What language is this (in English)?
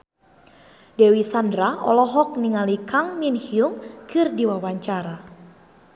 Sundanese